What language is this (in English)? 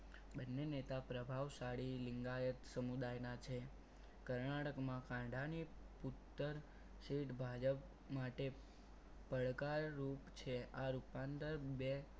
Gujarati